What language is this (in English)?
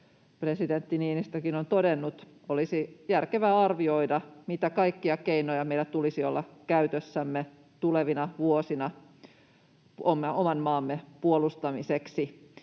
Finnish